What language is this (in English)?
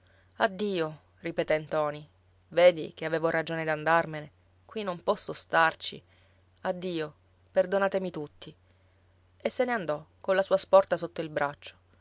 Italian